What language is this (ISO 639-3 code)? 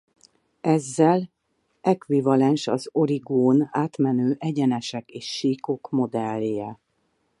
hun